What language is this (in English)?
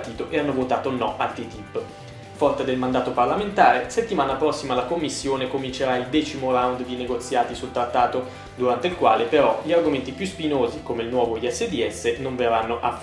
Italian